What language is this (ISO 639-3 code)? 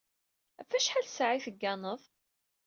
kab